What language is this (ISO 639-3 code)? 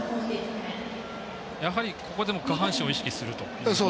jpn